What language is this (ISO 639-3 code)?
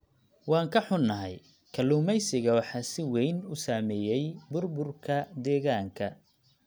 som